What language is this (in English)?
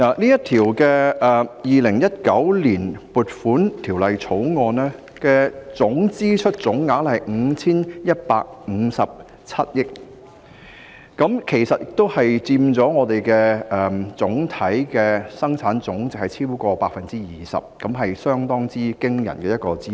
Cantonese